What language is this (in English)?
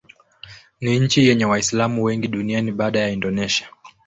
Swahili